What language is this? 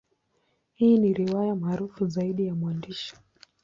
Swahili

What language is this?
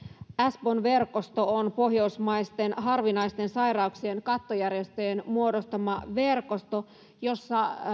Finnish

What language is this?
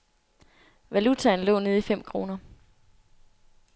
Danish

